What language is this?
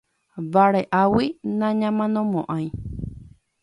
Guarani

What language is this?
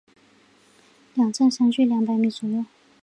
Chinese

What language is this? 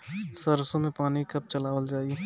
Bhojpuri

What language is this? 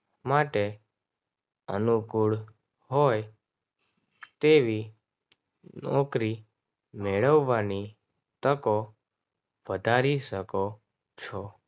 Gujarati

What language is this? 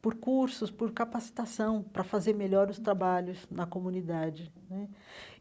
Portuguese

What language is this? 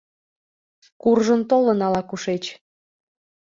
Mari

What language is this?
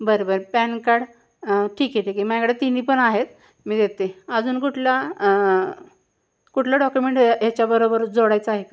Marathi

